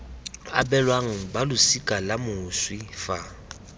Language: Tswana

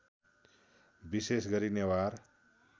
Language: Nepali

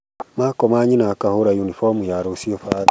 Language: Kikuyu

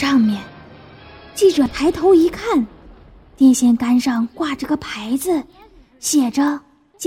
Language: Chinese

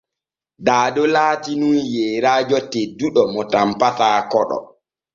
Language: Borgu Fulfulde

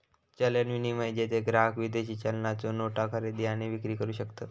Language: Marathi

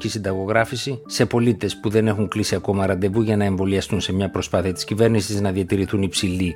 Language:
Greek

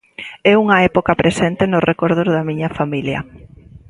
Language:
Galician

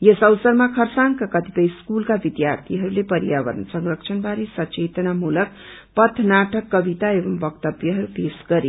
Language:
Nepali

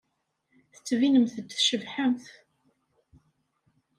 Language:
Kabyle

